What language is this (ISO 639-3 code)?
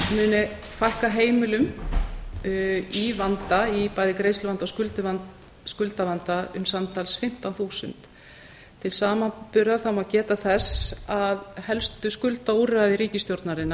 isl